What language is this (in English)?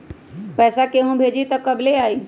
Magahi